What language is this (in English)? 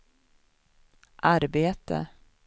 Swedish